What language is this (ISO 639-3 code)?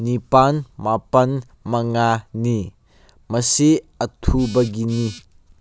mni